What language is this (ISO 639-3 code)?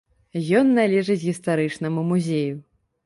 bel